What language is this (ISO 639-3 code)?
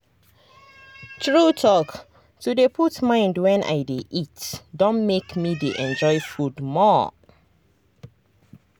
pcm